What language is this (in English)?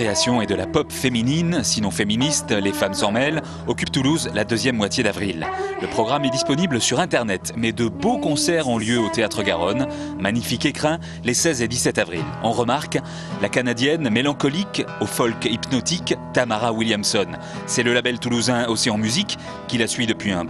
French